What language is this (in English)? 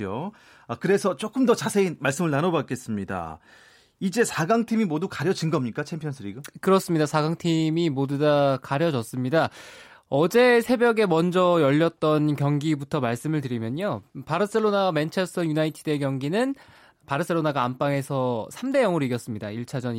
Korean